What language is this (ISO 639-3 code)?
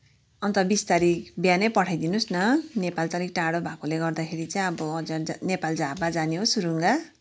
nep